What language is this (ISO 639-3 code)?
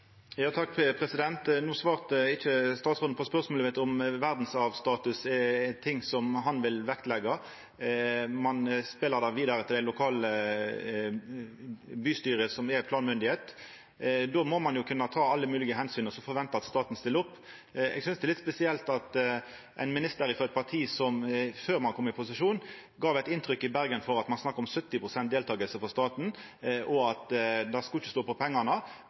nno